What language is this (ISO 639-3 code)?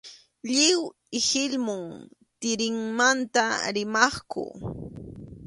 qxu